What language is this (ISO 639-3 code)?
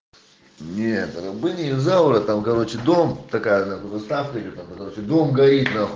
rus